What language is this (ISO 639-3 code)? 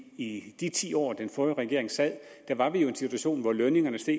dan